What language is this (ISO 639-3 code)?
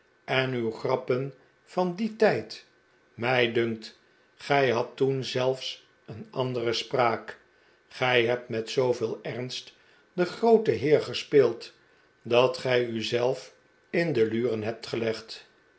nld